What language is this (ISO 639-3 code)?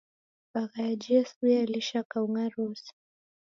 dav